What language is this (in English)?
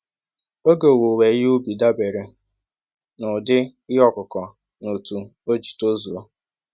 Igbo